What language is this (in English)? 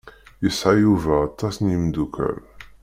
Kabyle